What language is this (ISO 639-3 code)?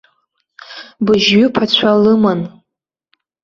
abk